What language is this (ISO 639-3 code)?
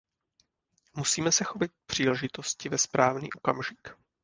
ces